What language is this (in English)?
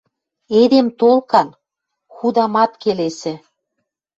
Western Mari